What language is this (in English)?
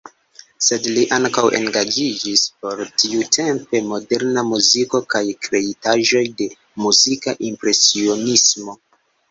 Esperanto